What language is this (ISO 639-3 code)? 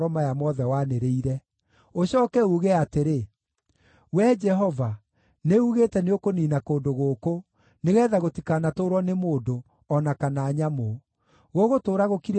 kik